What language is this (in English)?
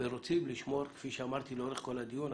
Hebrew